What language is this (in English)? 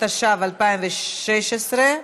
Hebrew